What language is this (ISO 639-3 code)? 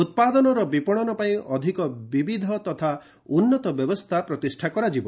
ori